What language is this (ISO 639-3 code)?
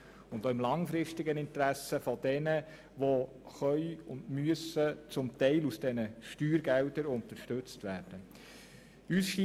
gsw